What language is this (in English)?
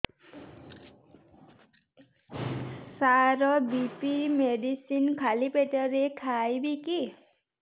Odia